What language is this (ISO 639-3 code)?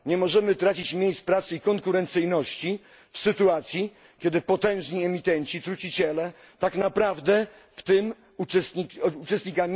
pol